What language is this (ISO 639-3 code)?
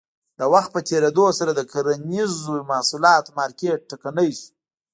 pus